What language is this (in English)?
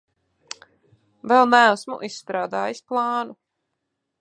Latvian